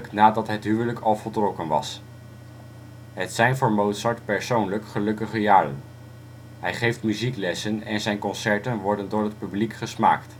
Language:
Dutch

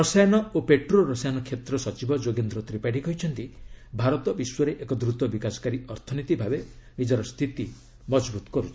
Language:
Odia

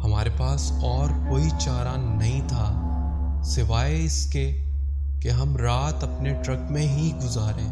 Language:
Urdu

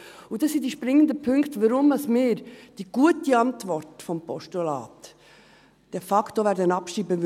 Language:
Swiss German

